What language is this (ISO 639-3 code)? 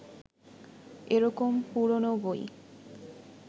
ben